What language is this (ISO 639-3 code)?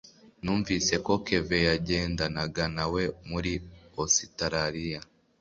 kin